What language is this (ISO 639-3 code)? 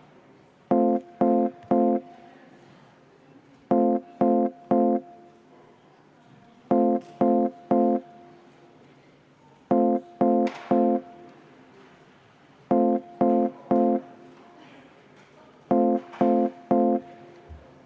est